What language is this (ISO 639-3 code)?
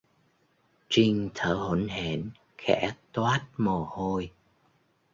vie